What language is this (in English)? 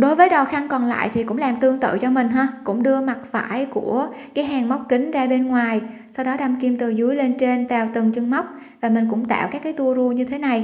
Vietnamese